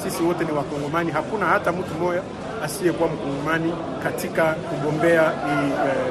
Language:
Swahili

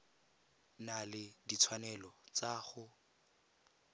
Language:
Tswana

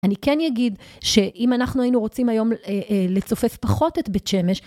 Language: Hebrew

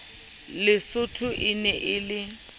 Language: Southern Sotho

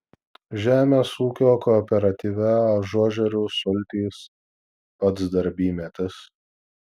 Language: Lithuanian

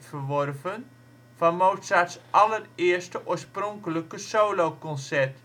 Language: Dutch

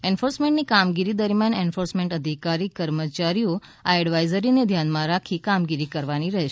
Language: Gujarati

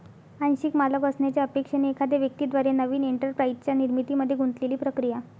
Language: Marathi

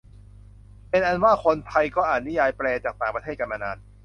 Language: Thai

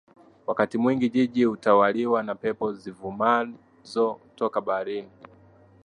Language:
Swahili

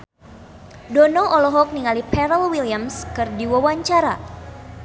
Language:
Sundanese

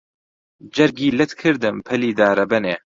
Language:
Central Kurdish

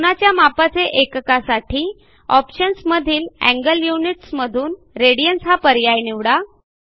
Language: Marathi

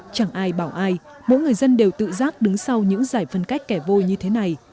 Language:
Vietnamese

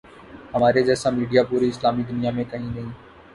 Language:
Urdu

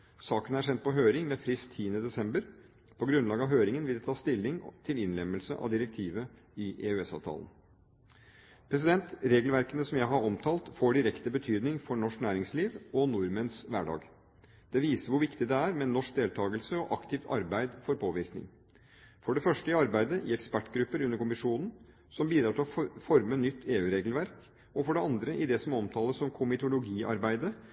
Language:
Norwegian Bokmål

